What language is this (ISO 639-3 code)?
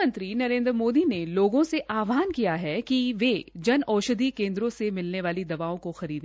hin